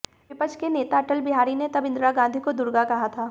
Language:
Hindi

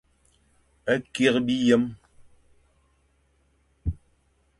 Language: Fang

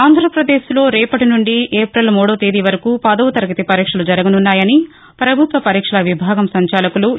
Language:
Telugu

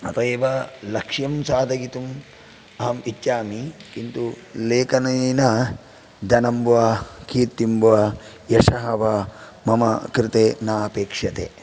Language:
Sanskrit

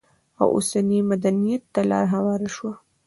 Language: Pashto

